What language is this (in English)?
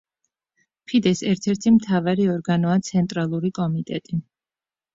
Georgian